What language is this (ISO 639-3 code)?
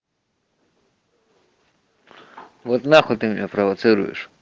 rus